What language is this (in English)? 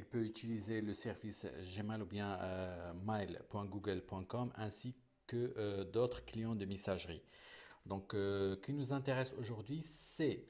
French